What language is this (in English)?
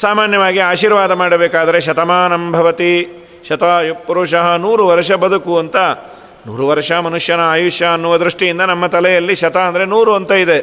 Kannada